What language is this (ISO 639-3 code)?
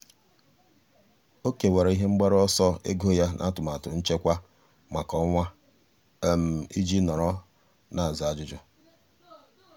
ibo